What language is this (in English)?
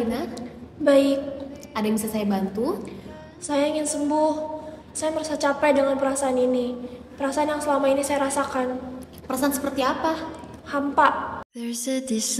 Indonesian